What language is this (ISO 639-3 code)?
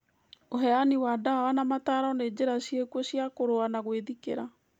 kik